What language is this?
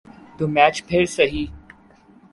Urdu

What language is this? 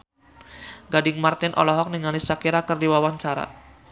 Sundanese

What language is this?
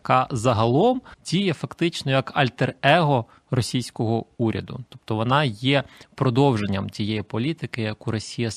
Ukrainian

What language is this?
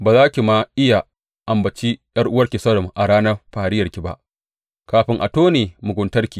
Hausa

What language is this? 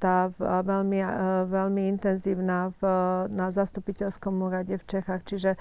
Slovak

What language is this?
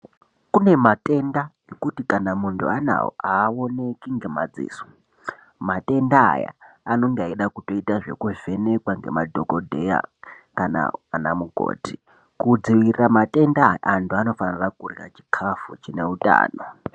Ndau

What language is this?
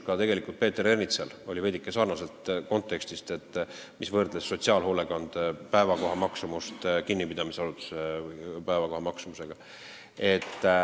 Estonian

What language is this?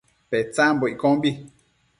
Matsés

